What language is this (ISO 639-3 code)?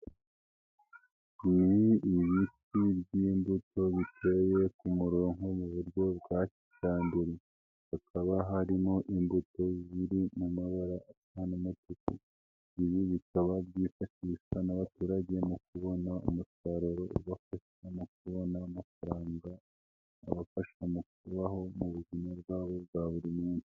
kin